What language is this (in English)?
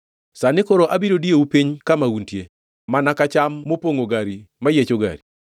Luo (Kenya and Tanzania)